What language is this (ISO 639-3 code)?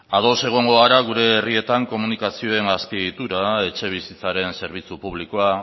eus